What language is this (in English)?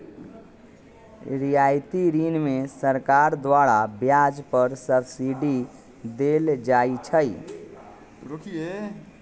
Magahi